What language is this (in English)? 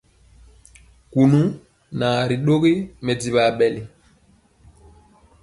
Mpiemo